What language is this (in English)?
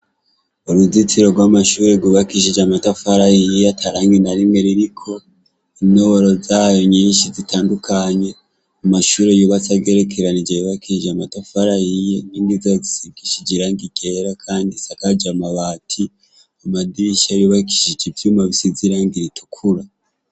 Rundi